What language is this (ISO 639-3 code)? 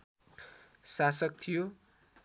nep